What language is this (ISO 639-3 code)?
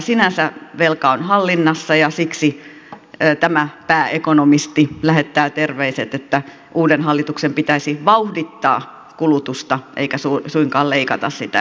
fin